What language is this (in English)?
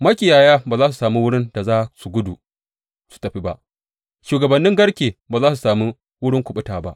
Hausa